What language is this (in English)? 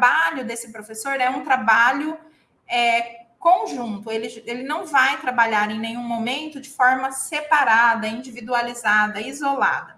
Portuguese